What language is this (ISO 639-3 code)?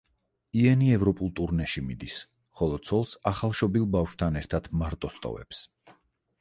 kat